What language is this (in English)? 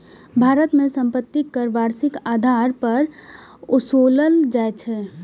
Maithili